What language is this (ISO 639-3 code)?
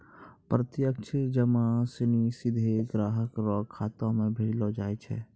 mai